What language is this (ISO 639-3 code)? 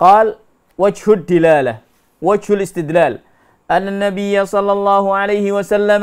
ind